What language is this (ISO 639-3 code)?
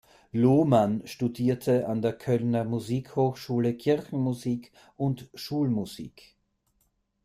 deu